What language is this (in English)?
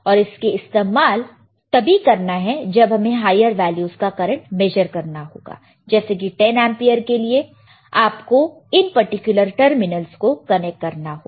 Hindi